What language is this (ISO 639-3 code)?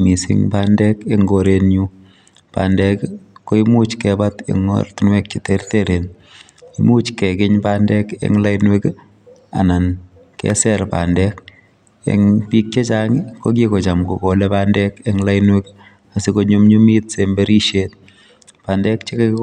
kln